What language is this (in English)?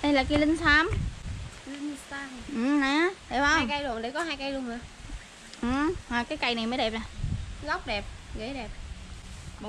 Vietnamese